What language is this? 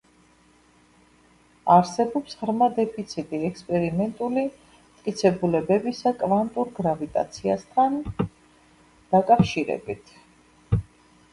Georgian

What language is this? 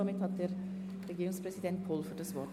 Swiss German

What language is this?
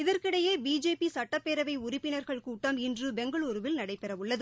Tamil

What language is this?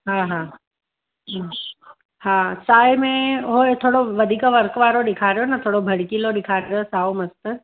Sindhi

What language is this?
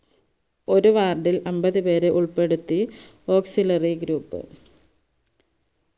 Malayalam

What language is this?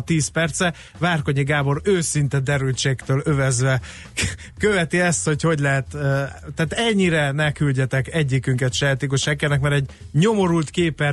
Hungarian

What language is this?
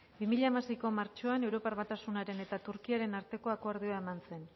Basque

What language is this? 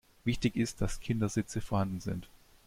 German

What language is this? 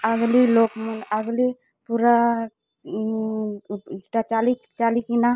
Odia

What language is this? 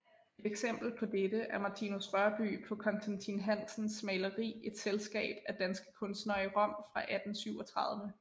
Danish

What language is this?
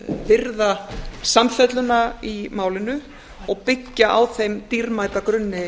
Icelandic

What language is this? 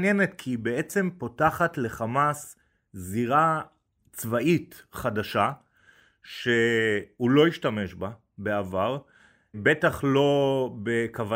Hebrew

